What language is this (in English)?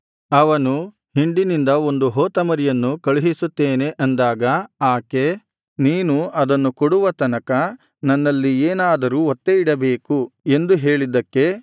Kannada